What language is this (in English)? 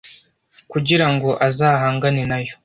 Kinyarwanda